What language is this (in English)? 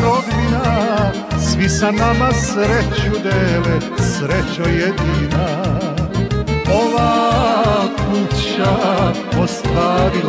Romanian